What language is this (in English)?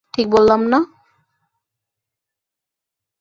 Bangla